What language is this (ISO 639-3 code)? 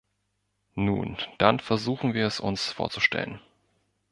deu